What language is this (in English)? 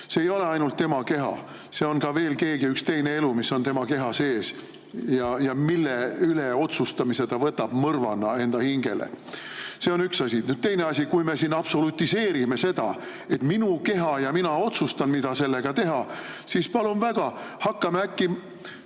Estonian